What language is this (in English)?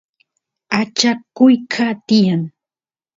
Santiago del Estero Quichua